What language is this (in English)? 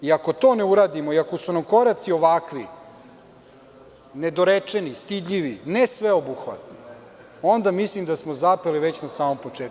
Serbian